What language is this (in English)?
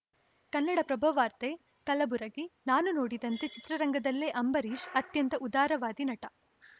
Kannada